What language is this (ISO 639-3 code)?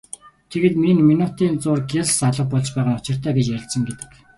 mon